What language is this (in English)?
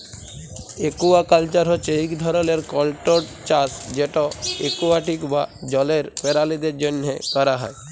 Bangla